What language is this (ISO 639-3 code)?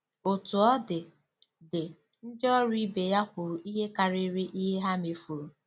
ibo